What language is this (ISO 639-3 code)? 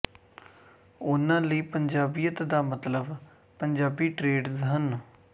pan